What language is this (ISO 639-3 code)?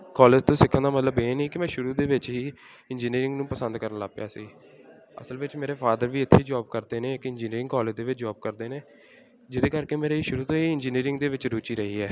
pan